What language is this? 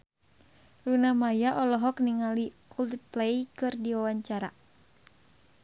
Sundanese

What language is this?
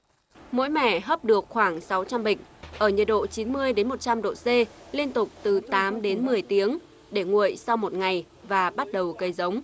Vietnamese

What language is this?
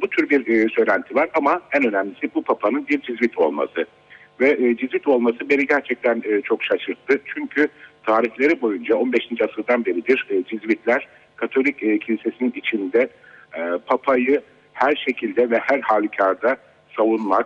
Turkish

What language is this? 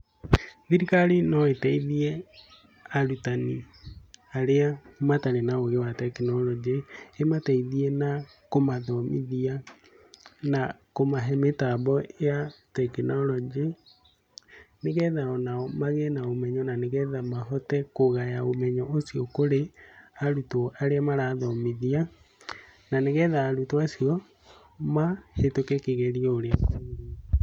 Kikuyu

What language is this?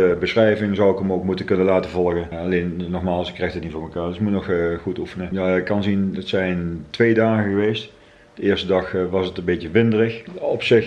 Dutch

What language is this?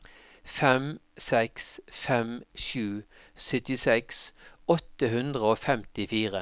Norwegian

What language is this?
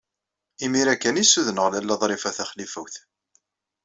Kabyle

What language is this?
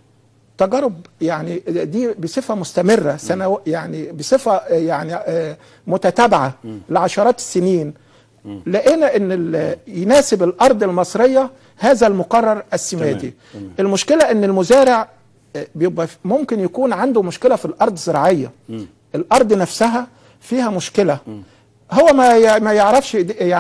Arabic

